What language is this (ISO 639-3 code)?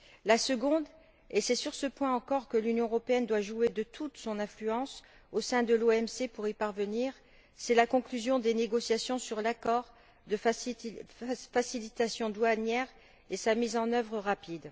fra